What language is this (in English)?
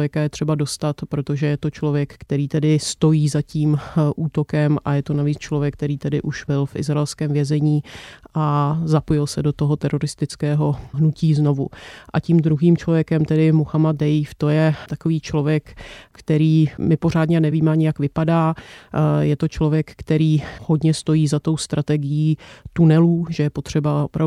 Czech